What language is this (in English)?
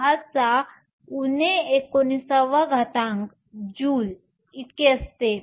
Marathi